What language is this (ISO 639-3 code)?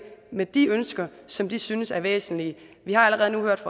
dan